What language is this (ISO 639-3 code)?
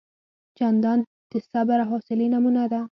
pus